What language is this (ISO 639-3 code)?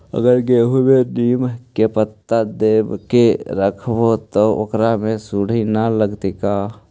mag